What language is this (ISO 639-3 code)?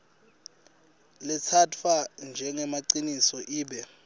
ssw